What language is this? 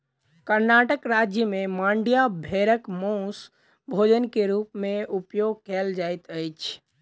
Maithili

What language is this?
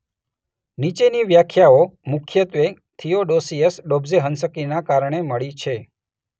Gujarati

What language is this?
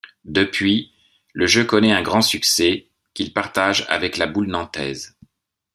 French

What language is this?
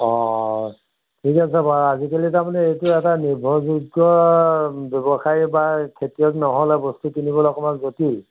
Assamese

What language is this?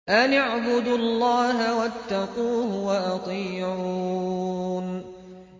Arabic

